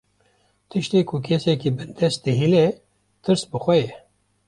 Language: Kurdish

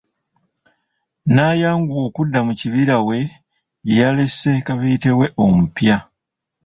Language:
Ganda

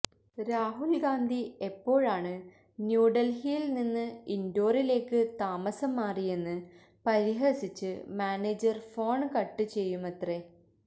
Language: Malayalam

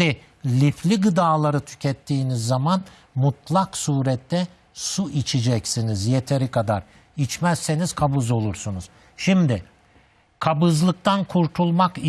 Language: Turkish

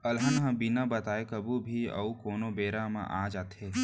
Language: Chhattisgarhi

